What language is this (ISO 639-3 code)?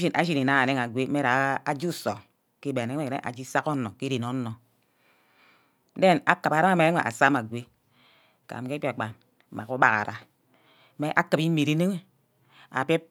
byc